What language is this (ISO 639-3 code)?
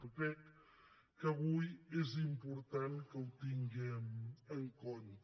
cat